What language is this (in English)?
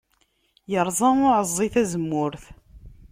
Kabyle